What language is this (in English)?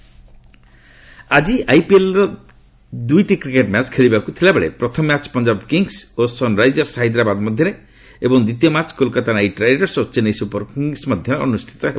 Odia